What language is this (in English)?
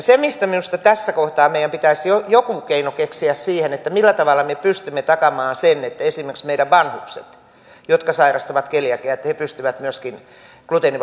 Finnish